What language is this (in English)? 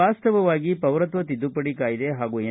Kannada